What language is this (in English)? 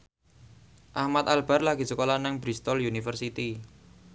Javanese